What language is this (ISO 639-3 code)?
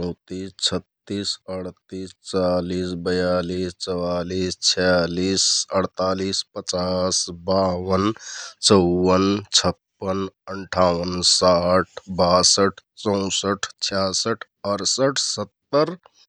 tkt